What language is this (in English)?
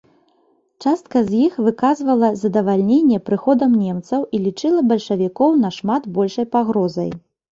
Belarusian